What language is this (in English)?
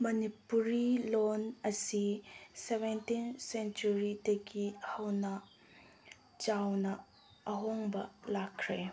Manipuri